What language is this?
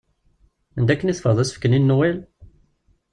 Kabyle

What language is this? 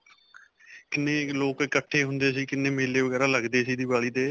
Punjabi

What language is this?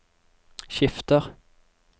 Norwegian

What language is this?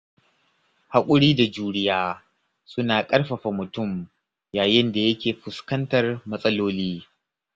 Hausa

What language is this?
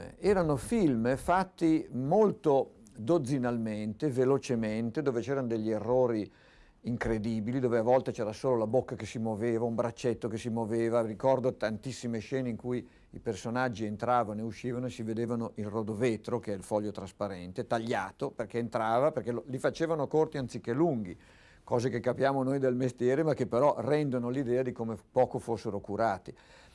Italian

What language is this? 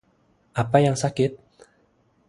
Indonesian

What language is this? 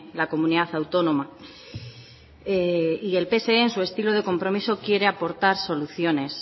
Spanish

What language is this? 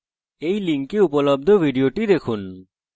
Bangla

